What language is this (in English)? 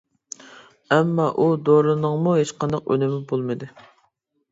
Uyghur